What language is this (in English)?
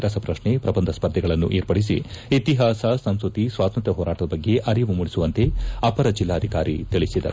Kannada